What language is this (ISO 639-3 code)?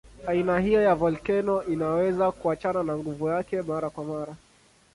swa